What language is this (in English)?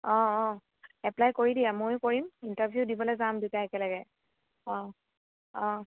Assamese